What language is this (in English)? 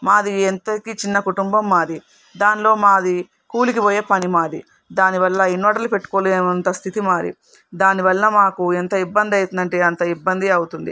Telugu